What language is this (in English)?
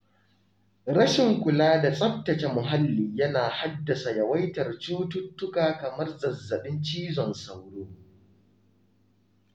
Hausa